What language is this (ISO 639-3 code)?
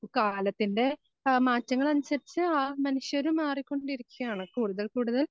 mal